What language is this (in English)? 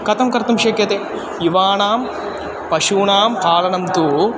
Sanskrit